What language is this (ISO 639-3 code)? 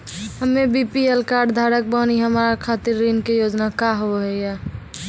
mai